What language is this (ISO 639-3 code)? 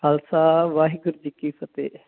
pan